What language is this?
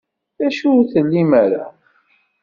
Kabyle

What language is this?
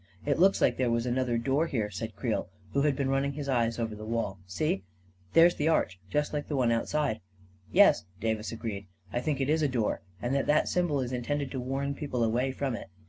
English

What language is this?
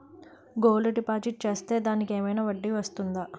Telugu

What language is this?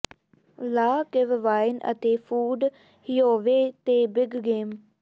Punjabi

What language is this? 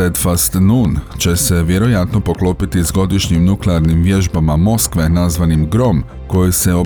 Croatian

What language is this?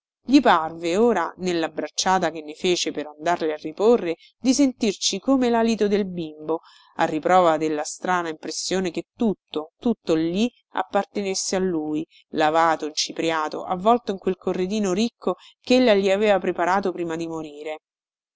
Italian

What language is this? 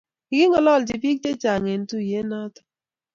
Kalenjin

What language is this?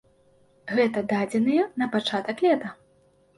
Belarusian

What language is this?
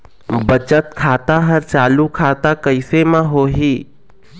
Chhattisgarhi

